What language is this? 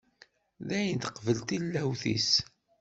Kabyle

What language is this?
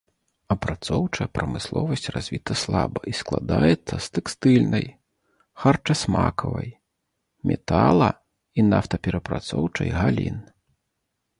Belarusian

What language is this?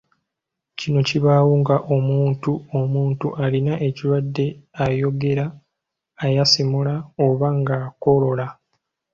Ganda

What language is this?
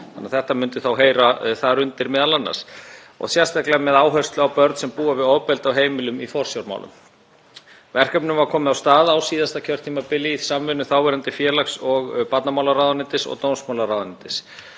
Icelandic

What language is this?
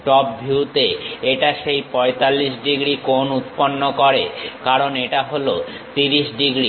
Bangla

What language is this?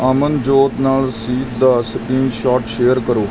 Punjabi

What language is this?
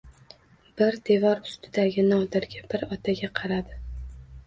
Uzbek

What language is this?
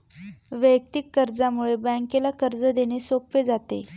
Marathi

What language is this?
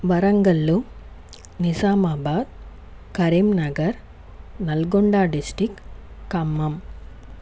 Telugu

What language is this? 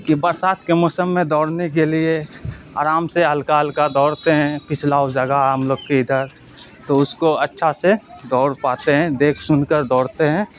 Urdu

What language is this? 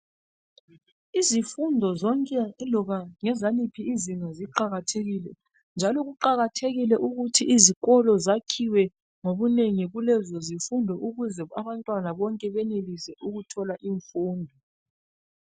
North Ndebele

